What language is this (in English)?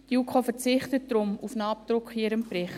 Swiss German